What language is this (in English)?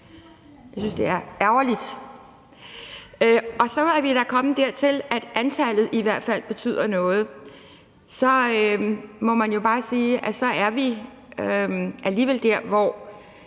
Danish